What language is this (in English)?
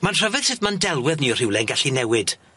Welsh